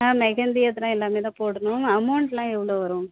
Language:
Tamil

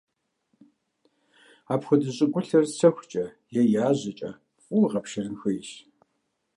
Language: Kabardian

